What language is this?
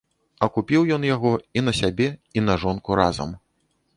Belarusian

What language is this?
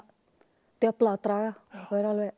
Icelandic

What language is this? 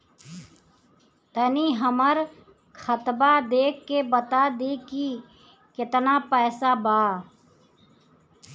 Bhojpuri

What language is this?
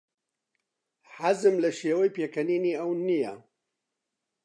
Central Kurdish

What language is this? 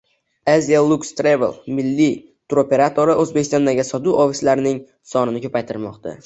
Uzbek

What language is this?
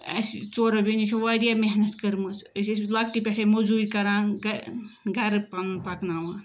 Kashmiri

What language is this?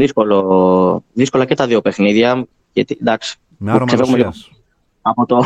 Greek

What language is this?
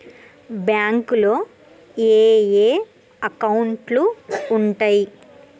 Telugu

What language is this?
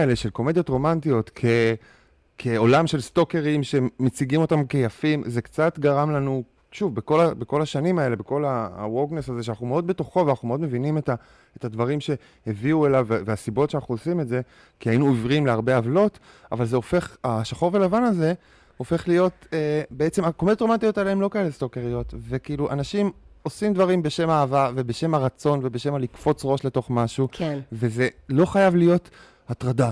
Hebrew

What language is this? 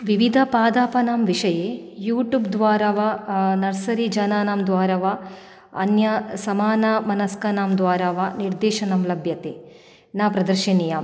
Sanskrit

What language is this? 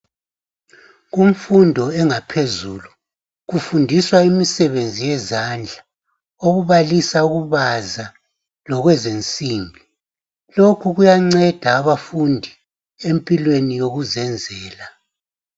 North Ndebele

